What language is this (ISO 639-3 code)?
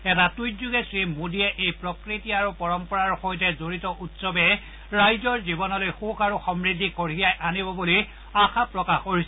asm